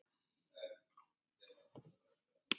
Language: Icelandic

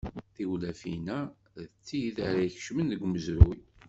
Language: Kabyle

